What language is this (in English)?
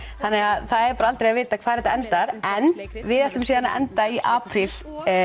Icelandic